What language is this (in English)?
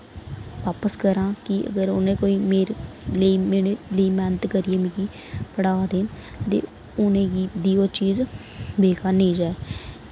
Dogri